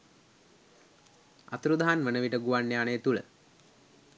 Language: Sinhala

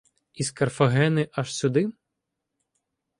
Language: Ukrainian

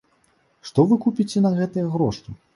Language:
Belarusian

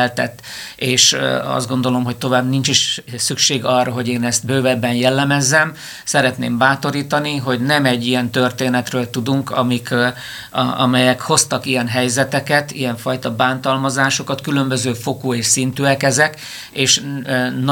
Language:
Hungarian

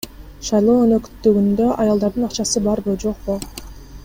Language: Kyrgyz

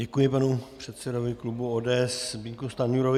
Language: Czech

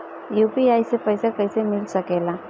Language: Bhojpuri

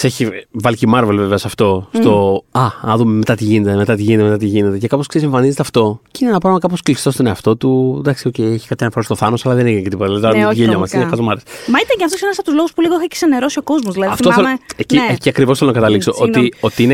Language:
Greek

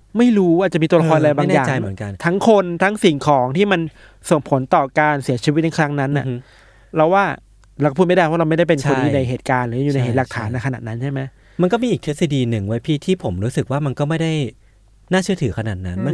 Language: Thai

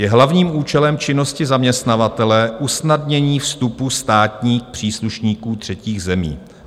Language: Czech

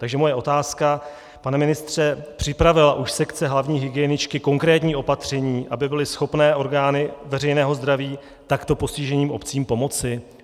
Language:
Czech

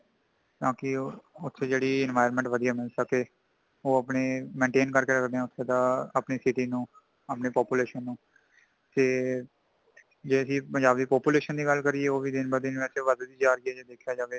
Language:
Punjabi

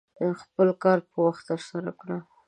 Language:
Pashto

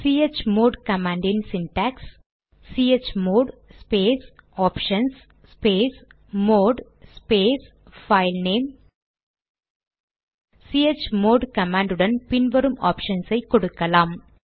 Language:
Tamil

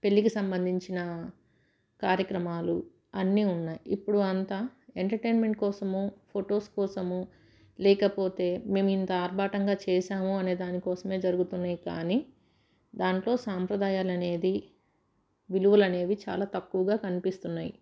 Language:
Telugu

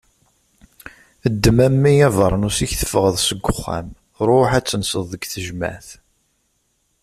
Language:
Kabyle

